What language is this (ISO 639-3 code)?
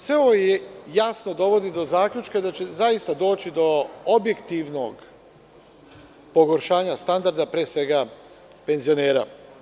srp